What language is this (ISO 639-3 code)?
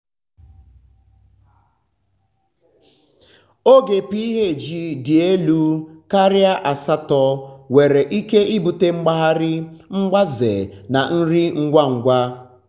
ibo